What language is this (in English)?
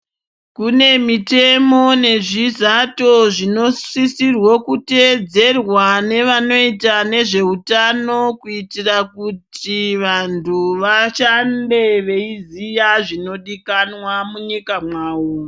Ndau